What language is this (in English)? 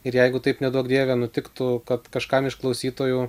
Lithuanian